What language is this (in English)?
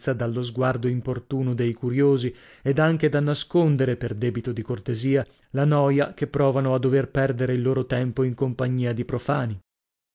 Italian